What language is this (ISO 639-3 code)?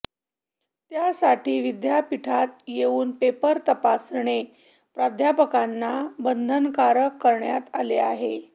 mar